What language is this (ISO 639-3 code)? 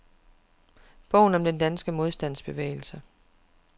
dan